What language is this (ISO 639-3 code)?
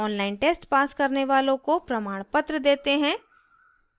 hin